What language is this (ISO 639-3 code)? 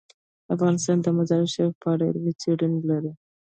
pus